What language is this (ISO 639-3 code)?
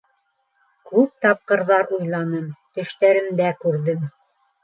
bak